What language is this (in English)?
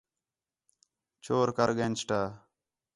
Khetrani